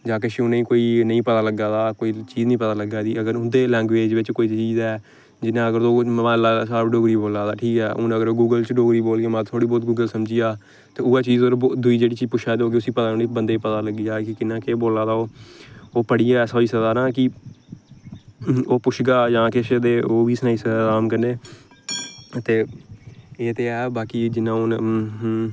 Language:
Dogri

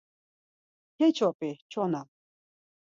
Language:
Laz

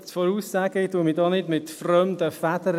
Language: Swiss German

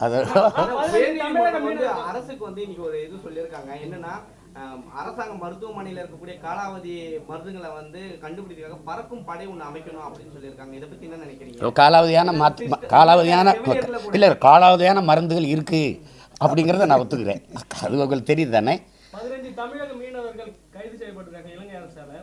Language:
Indonesian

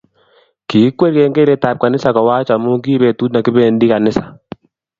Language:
Kalenjin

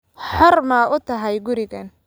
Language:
Somali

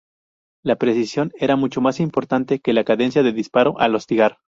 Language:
Spanish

